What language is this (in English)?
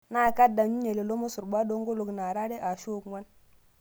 Masai